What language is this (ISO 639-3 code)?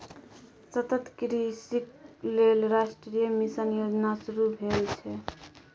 mai